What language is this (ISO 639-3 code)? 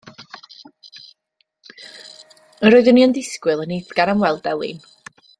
cym